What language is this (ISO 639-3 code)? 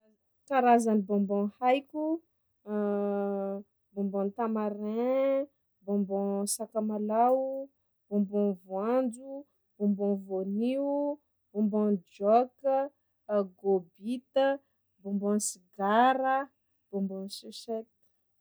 skg